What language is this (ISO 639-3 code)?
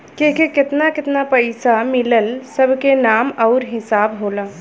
bho